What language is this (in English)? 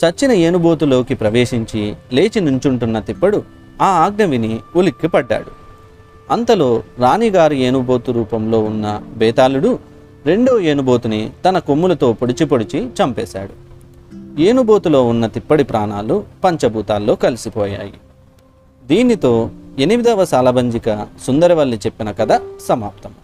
Telugu